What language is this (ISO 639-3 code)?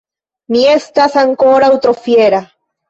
epo